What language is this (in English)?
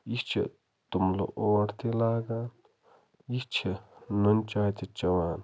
Kashmiri